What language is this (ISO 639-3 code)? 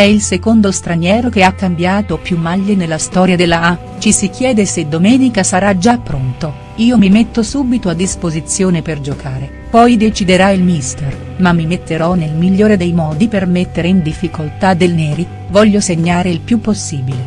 ita